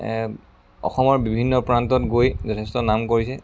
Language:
Assamese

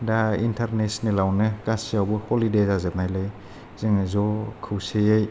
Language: Bodo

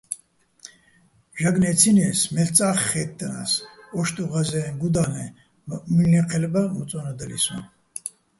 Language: Bats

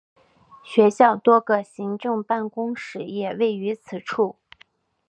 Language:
Chinese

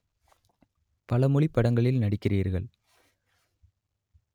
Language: Tamil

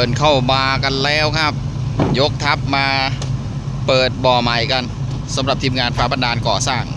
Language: Thai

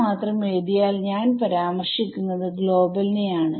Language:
Malayalam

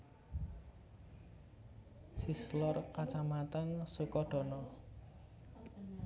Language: Javanese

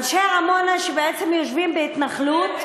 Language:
Hebrew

